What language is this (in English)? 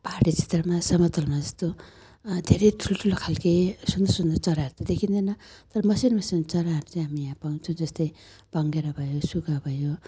Nepali